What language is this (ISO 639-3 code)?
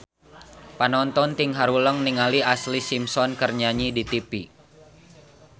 sun